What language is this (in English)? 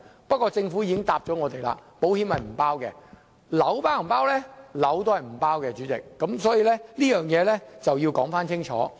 Cantonese